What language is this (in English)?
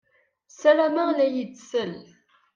Kabyle